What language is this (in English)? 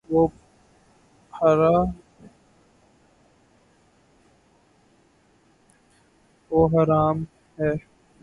Urdu